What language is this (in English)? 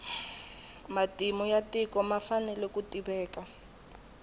Tsonga